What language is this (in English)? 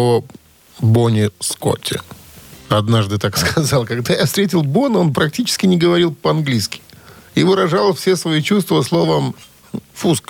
Russian